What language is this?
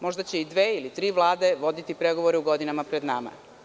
Serbian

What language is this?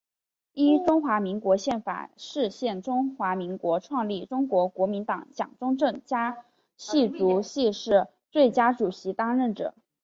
Chinese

